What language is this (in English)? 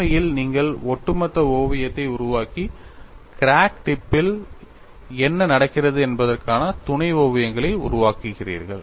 Tamil